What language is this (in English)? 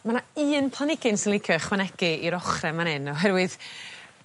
Welsh